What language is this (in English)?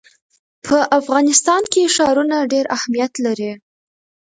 Pashto